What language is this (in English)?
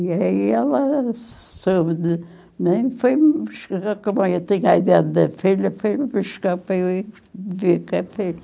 Portuguese